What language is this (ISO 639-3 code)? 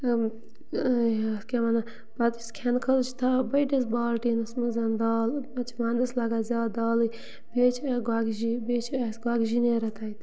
kas